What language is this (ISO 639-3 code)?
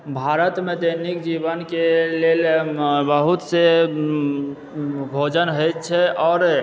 mai